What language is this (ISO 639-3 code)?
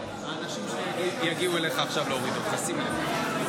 heb